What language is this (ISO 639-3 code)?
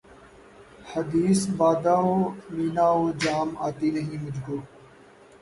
urd